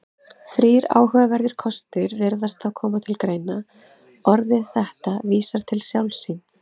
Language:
Icelandic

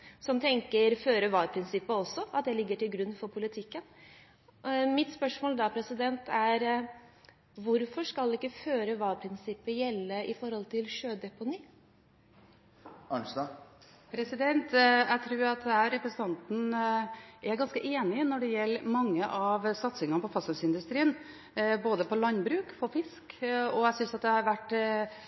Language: Norwegian Bokmål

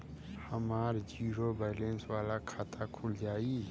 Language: Bhojpuri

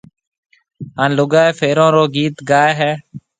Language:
Marwari (Pakistan)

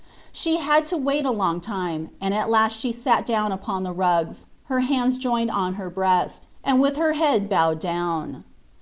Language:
English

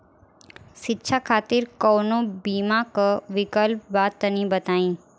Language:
Bhojpuri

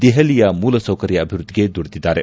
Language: Kannada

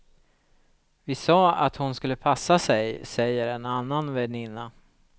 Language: Swedish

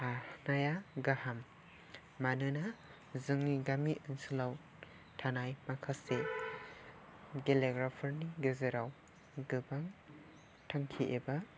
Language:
Bodo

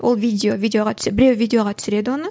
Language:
Kazakh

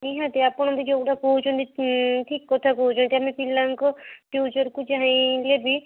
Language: Odia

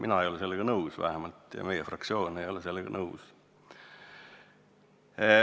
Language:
Estonian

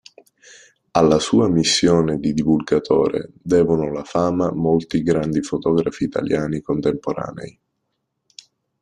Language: Italian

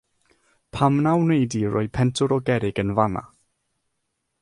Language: Welsh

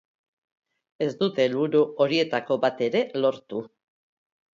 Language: Basque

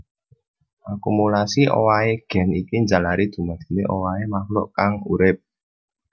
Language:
Javanese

